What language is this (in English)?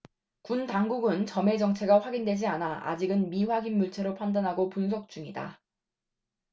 Korean